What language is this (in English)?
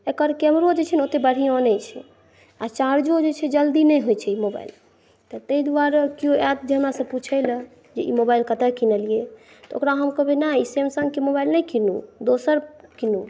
Maithili